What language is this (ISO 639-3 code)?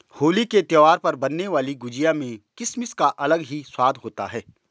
hin